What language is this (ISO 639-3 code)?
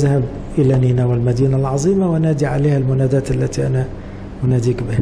ara